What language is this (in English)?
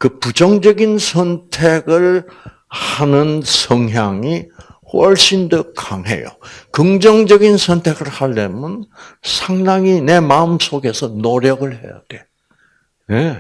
Korean